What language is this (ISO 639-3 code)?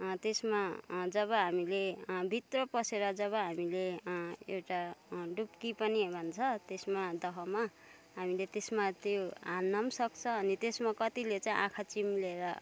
nep